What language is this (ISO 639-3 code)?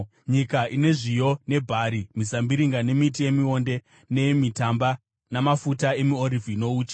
sna